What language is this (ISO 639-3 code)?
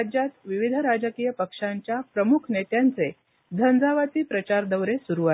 mar